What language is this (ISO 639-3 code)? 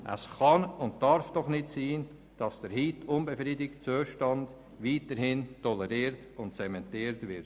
gsw